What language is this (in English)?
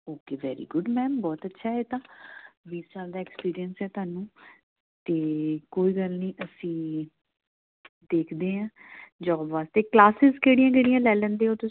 Punjabi